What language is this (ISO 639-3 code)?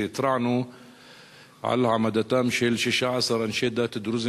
heb